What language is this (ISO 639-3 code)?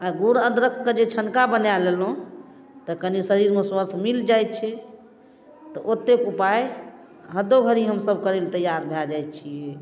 mai